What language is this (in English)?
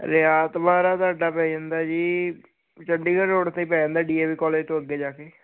Punjabi